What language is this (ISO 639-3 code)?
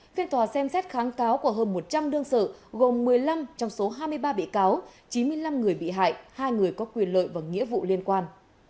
vie